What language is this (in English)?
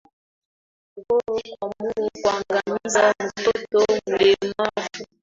Swahili